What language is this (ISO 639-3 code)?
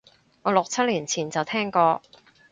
yue